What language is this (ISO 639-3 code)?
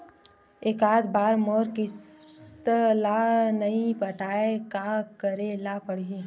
hne